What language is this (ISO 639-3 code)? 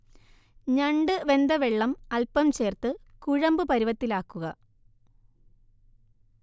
mal